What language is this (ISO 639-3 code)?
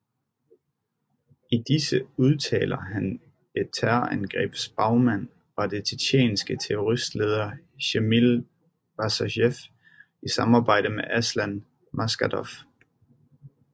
dan